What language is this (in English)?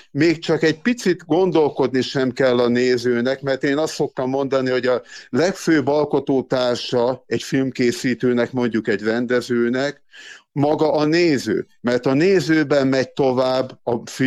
Hungarian